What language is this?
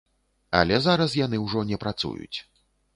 Belarusian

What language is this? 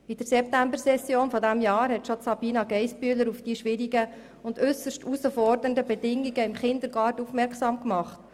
Swiss German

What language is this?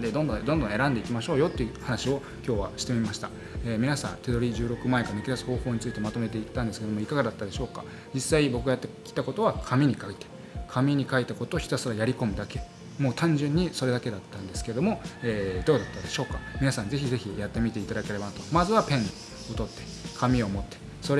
Japanese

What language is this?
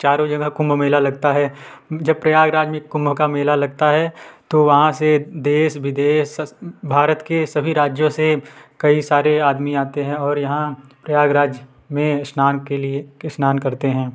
Hindi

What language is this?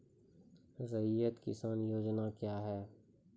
Maithili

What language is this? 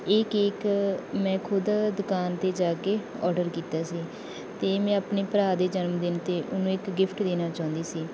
Punjabi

